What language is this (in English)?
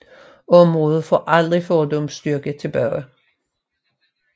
Danish